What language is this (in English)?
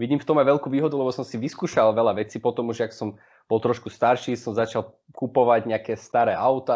Slovak